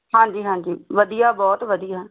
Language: Punjabi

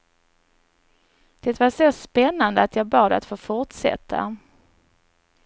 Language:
Swedish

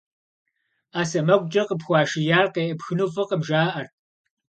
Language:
Kabardian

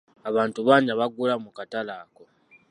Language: Ganda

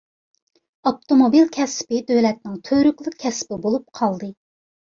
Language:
Uyghur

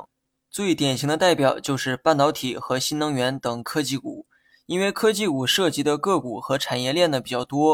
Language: Chinese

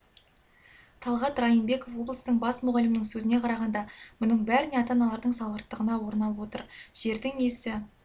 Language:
Kazakh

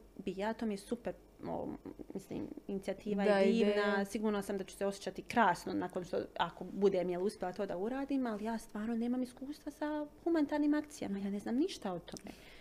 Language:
Croatian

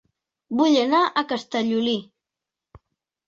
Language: Catalan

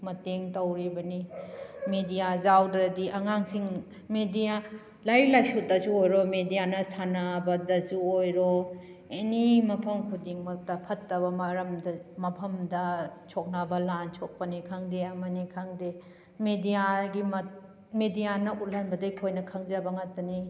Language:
Manipuri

